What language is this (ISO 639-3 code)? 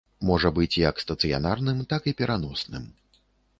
bel